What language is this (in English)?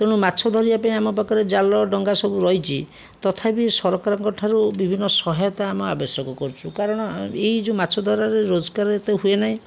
Odia